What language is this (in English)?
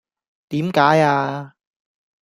Cantonese